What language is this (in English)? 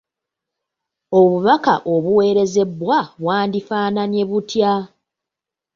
Ganda